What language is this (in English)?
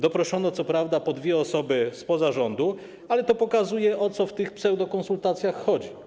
Polish